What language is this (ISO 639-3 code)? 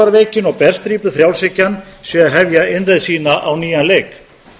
isl